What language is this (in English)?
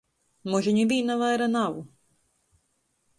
Latgalian